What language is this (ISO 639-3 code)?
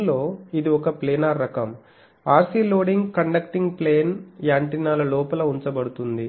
tel